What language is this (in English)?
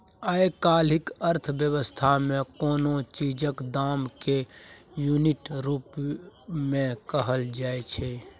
Maithili